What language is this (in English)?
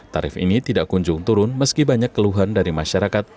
Indonesian